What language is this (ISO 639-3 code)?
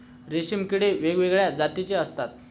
mar